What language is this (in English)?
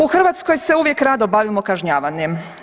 Croatian